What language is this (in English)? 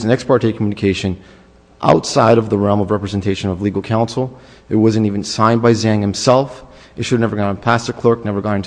English